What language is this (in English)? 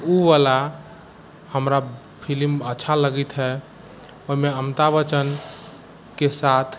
Maithili